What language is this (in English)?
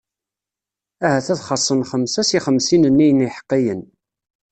Kabyle